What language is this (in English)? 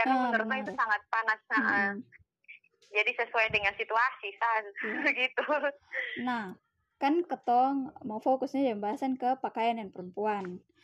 Indonesian